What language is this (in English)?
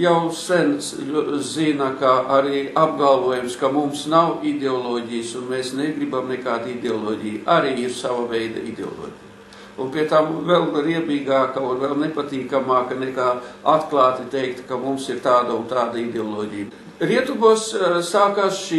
Latvian